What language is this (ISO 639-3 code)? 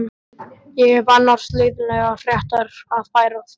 isl